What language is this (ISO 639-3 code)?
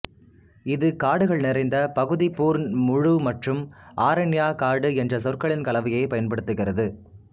tam